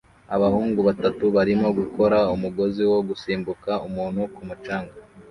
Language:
Kinyarwanda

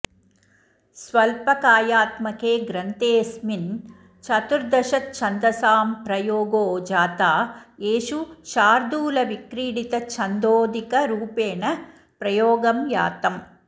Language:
Sanskrit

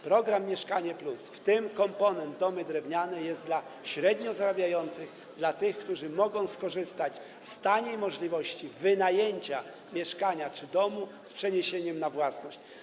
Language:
Polish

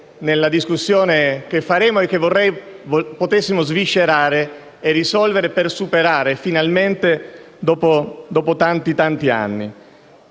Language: Italian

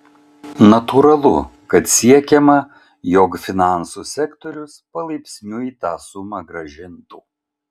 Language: Lithuanian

